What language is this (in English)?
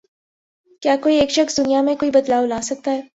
Urdu